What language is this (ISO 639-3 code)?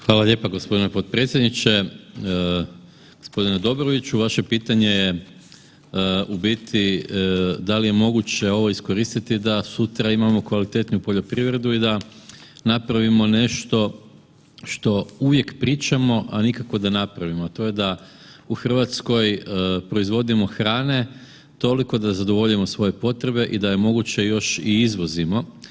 hrv